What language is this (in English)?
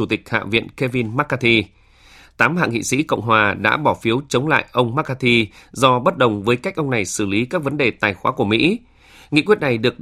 Vietnamese